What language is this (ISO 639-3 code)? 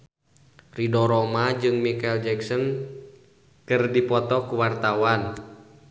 sun